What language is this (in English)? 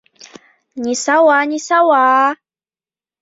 Bashkir